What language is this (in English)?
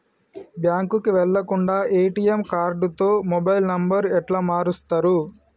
Telugu